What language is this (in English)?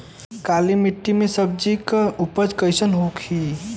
Bhojpuri